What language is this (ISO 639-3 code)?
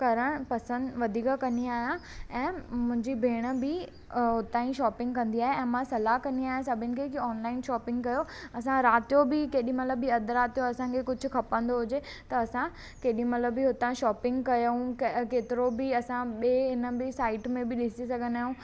snd